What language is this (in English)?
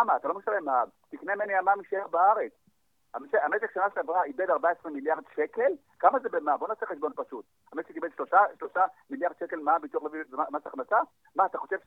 Hebrew